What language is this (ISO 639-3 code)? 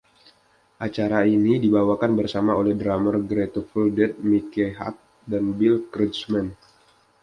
ind